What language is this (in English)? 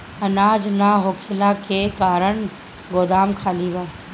Bhojpuri